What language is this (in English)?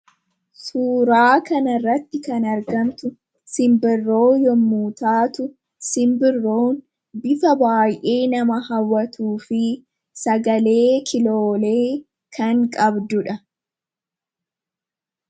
Oromo